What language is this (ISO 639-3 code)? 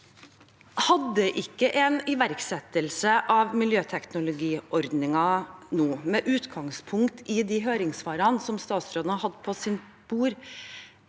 nor